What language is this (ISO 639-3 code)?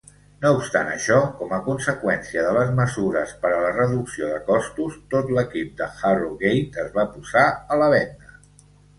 cat